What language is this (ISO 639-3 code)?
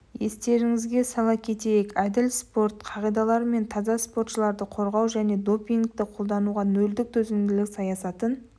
kaz